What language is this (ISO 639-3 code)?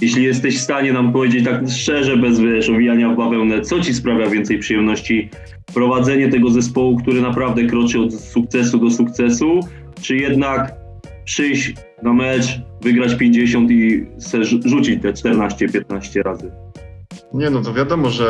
pol